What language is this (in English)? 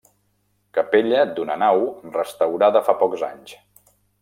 Catalan